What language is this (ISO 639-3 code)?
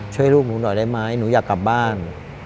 tha